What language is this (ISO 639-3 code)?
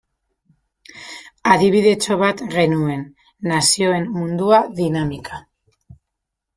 eus